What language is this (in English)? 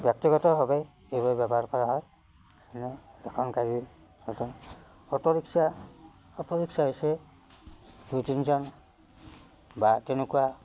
Assamese